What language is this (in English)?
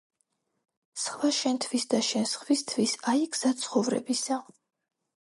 Georgian